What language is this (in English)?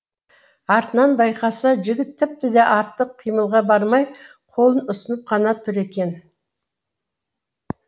Kazakh